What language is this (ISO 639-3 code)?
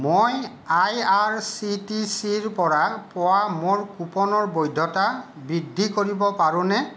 asm